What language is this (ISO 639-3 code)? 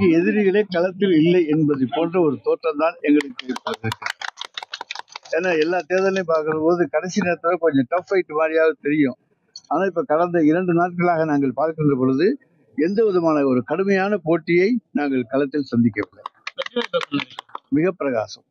tam